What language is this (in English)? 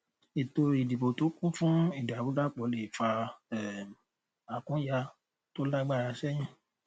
Yoruba